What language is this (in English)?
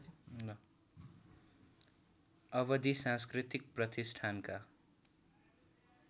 Nepali